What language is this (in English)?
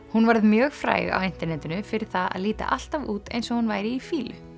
Icelandic